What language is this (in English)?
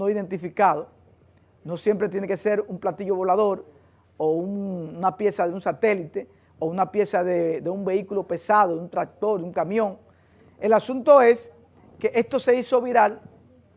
Spanish